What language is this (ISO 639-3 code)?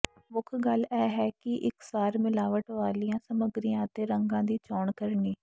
pan